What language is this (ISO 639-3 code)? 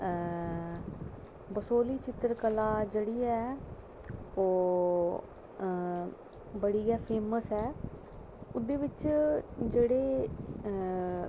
doi